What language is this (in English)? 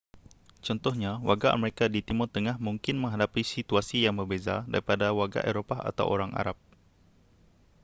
Malay